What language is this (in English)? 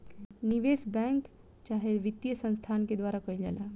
Bhojpuri